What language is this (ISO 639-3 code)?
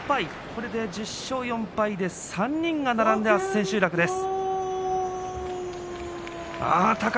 jpn